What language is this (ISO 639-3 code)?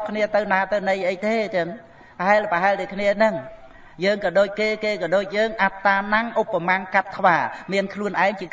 vie